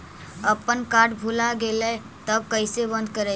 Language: Magahi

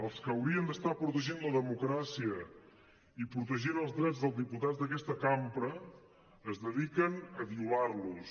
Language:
Catalan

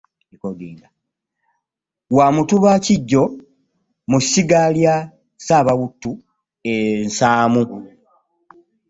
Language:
Ganda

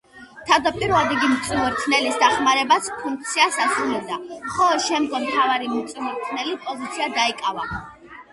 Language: Georgian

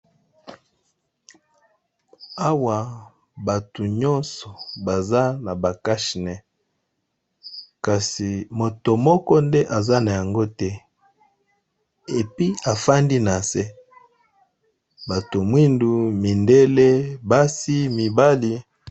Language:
Lingala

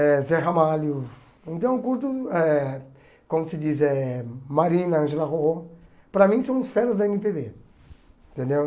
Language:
Portuguese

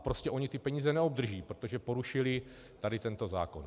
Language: Czech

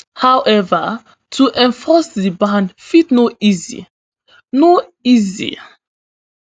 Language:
Nigerian Pidgin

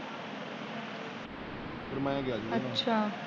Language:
Punjabi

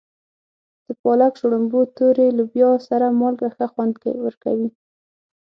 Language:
Pashto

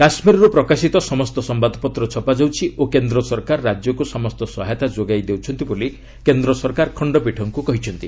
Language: Odia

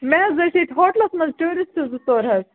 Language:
Kashmiri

